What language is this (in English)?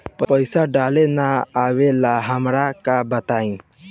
Bhojpuri